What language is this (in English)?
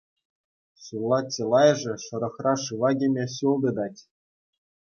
Chuvash